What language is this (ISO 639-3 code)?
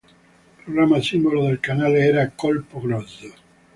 ita